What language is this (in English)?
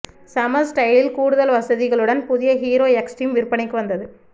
Tamil